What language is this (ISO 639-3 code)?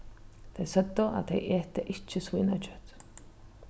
fao